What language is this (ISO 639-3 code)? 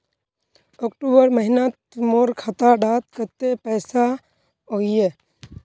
mag